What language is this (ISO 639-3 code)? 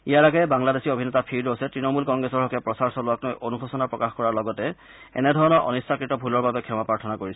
asm